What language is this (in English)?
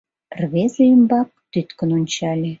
Mari